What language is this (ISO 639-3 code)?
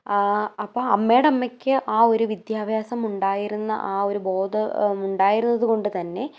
mal